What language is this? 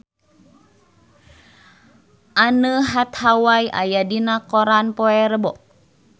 Sundanese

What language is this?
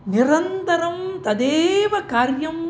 Sanskrit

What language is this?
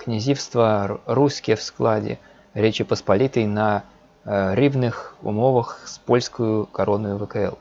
Russian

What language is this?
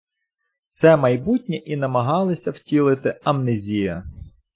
Ukrainian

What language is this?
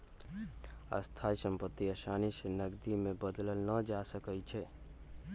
Magahi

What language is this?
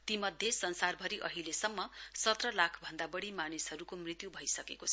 Nepali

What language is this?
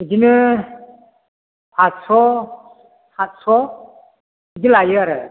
Bodo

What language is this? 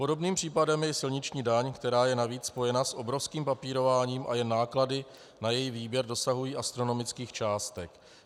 Czech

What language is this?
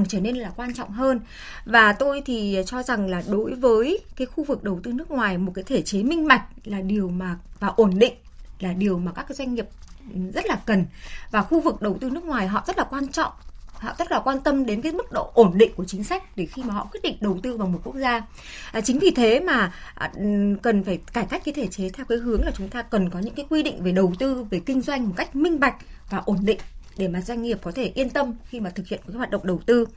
Vietnamese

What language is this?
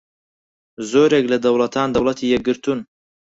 Central Kurdish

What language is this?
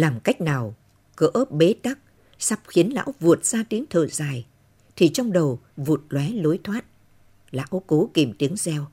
Vietnamese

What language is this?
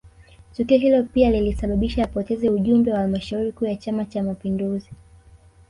Swahili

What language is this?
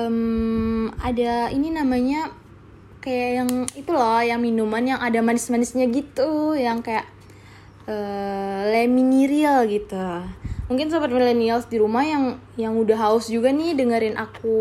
Indonesian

